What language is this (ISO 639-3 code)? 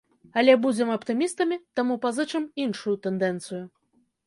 bel